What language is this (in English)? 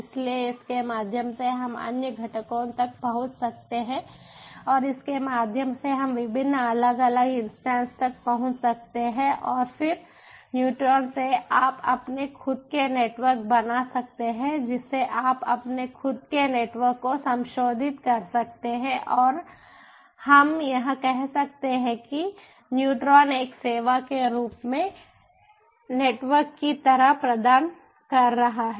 Hindi